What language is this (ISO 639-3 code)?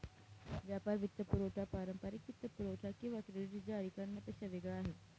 mar